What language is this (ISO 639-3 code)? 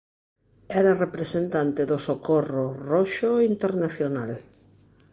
glg